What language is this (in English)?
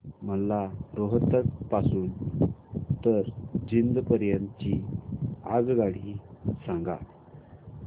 Marathi